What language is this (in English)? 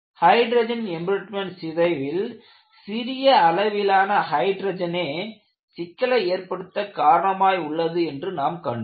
Tamil